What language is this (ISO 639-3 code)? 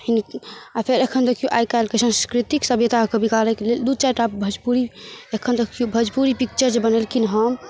mai